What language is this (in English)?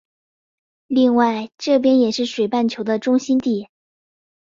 Chinese